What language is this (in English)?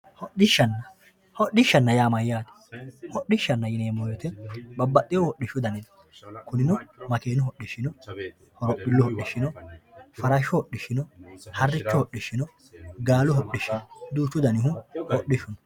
Sidamo